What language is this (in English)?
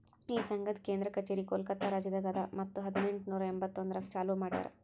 Kannada